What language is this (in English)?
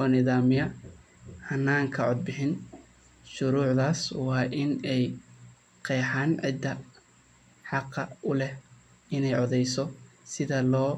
Somali